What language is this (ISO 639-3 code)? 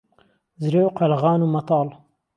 ckb